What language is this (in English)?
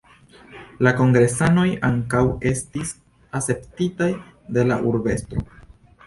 Esperanto